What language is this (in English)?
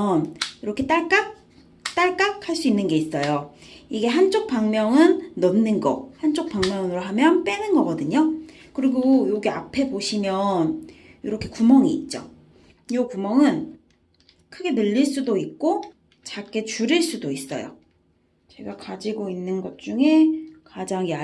Korean